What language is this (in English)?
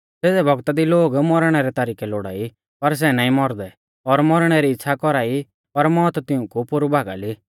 Mahasu Pahari